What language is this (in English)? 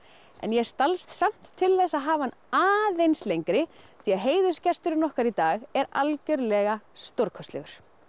Icelandic